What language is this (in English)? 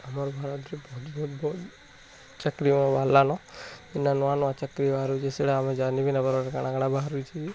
Odia